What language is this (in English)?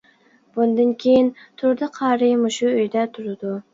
Uyghur